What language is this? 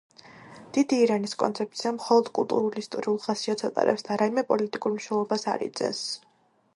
Georgian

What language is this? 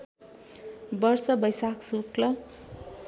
Nepali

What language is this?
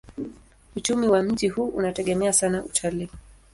Swahili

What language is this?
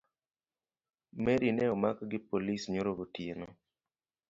Luo (Kenya and Tanzania)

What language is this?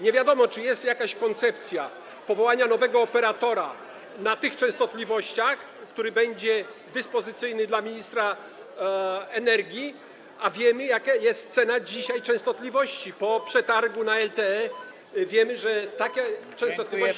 Polish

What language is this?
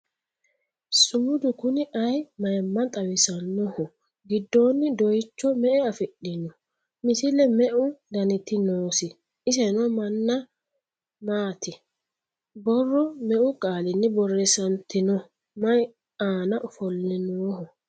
Sidamo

